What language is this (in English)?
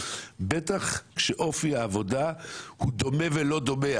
Hebrew